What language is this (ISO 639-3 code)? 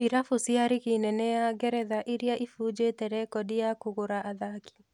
kik